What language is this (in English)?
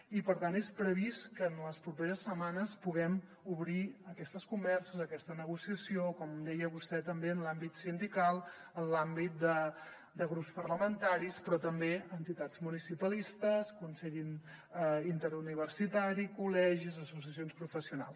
Catalan